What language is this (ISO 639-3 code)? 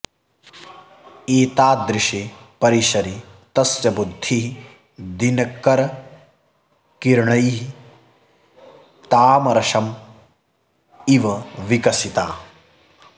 san